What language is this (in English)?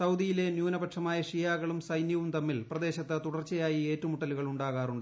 Malayalam